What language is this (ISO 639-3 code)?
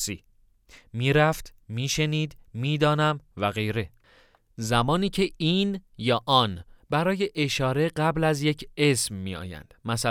fas